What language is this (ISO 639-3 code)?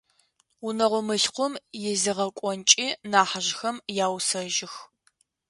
ady